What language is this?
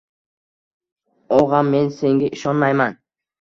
Uzbek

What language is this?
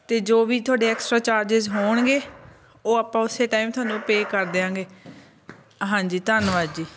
Punjabi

